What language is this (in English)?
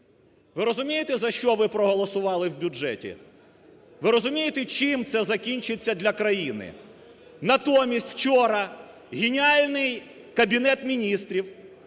Ukrainian